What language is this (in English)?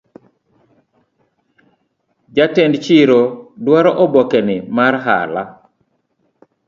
Luo (Kenya and Tanzania)